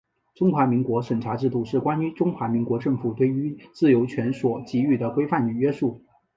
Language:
Chinese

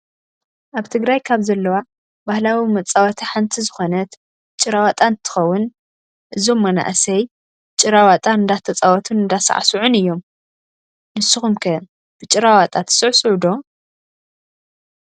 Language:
Tigrinya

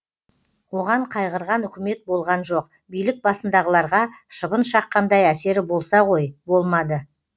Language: Kazakh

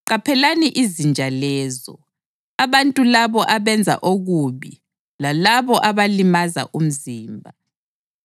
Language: North Ndebele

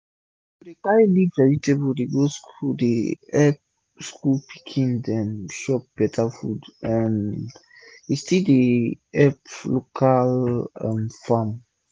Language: Nigerian Pidgin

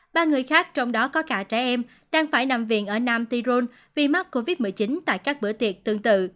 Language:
Vietnamese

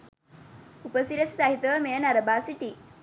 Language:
Sinhala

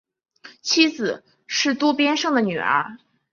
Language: Chinese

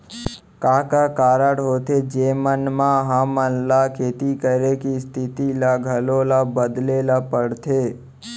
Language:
Chhattisgarhi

